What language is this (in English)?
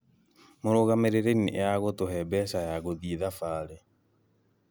Kikuyu